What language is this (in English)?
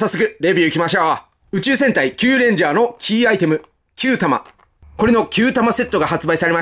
Japanese